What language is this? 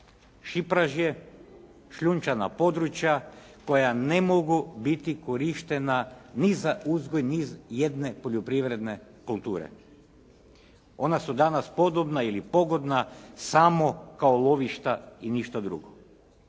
Croatian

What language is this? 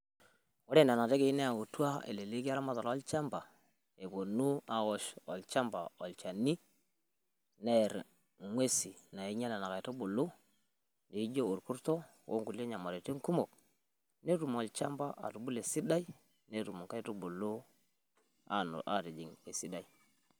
Masai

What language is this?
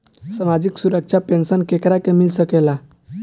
Bhojpuri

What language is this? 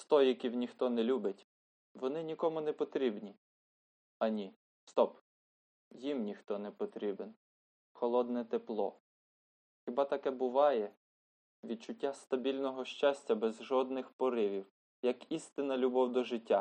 Ukrainian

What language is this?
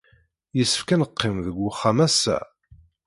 Kabyle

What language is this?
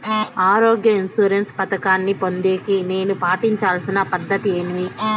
Telugu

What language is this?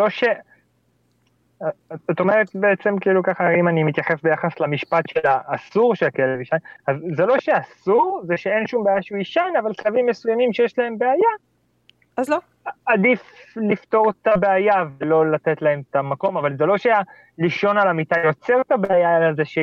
Hebrew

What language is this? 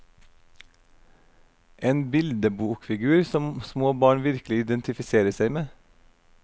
Norwegian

